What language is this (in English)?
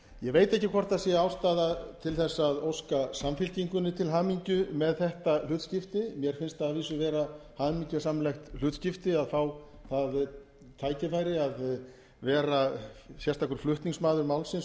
Icelandic